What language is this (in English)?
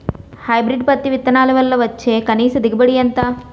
Telugu